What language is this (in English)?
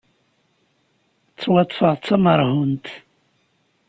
Kabyle